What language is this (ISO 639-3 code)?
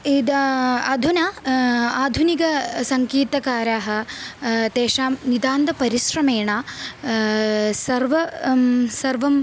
san